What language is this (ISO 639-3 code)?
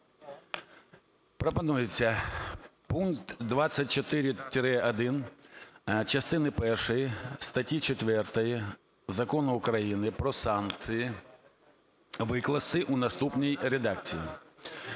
ukr